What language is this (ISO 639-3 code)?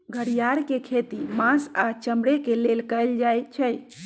mag